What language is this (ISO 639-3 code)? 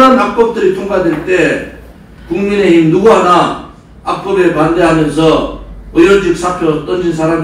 kor